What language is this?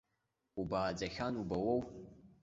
Abkhazian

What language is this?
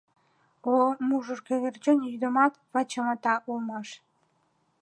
Mari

